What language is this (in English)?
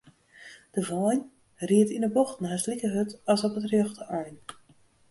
Western Frisian